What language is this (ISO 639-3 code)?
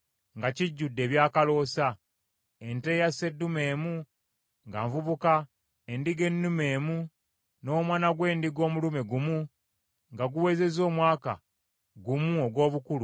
lug